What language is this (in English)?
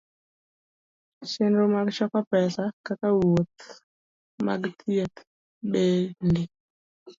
Luo (Kenya and Tanzania)